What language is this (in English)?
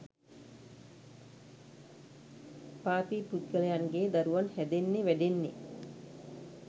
Sinhala